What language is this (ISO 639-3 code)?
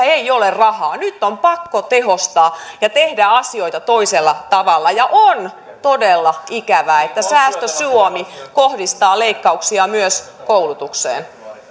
fin